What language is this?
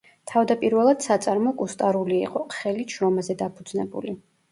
Georgian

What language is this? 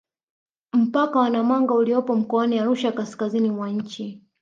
Swahili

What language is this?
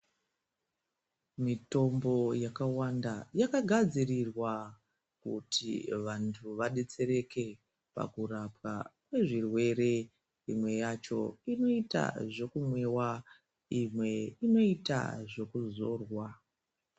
Ndau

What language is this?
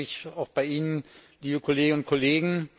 German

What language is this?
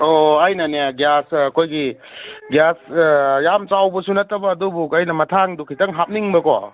Manipuri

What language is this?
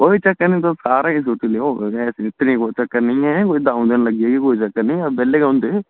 Dogri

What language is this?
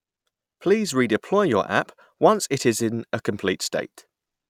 English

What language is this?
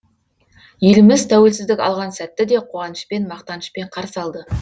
Kazakh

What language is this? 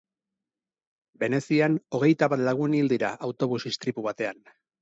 Basque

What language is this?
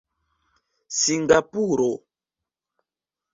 Esperanto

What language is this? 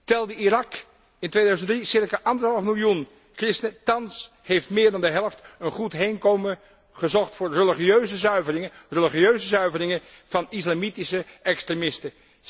Dutch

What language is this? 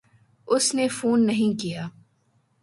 Urdu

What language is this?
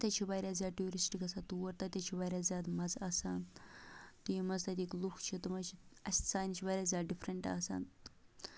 Kashmiri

